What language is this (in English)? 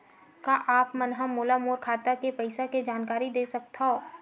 Chhattisgarhi